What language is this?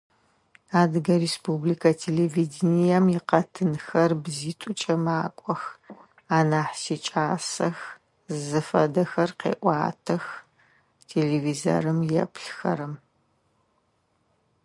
Adyghe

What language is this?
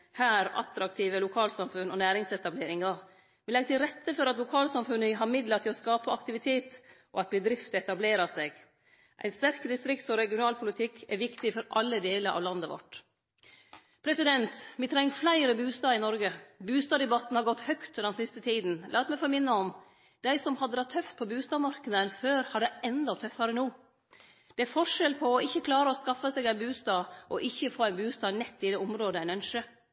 Norwegian Nynorsk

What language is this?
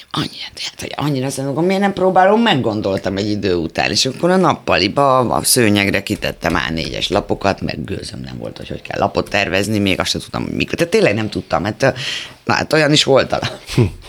Hungarian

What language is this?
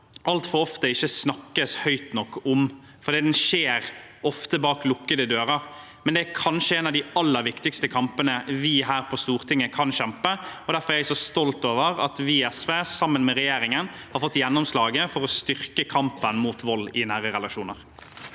Norwegian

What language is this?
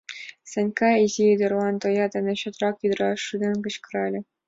Mari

